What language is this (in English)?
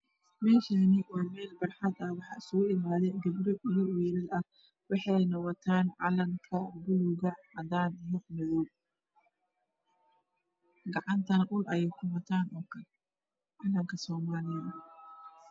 Somali